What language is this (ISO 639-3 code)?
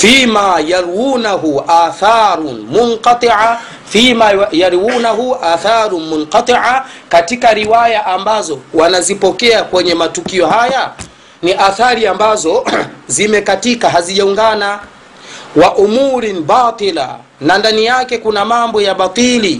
swa